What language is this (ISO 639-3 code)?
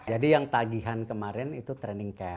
ind